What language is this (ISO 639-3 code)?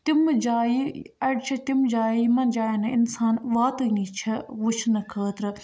kas